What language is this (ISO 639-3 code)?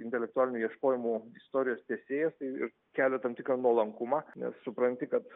lit